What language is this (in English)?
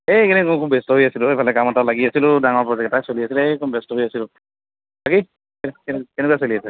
Assamese